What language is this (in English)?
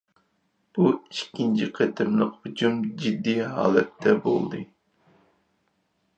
Uyghur